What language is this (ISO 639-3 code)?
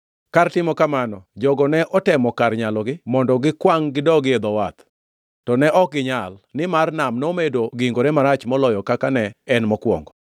luo